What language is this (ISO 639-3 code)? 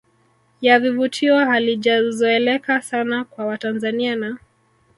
swa